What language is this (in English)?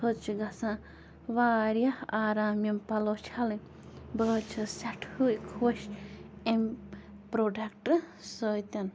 Kashmiri